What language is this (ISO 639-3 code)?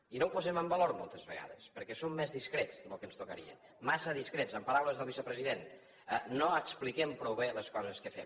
cat